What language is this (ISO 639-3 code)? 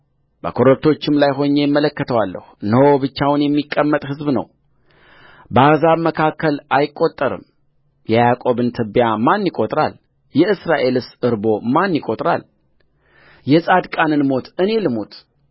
amh